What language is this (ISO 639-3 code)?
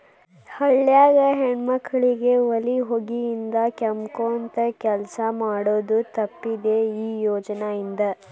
kan